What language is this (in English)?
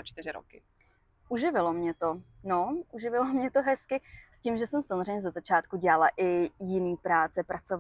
Czech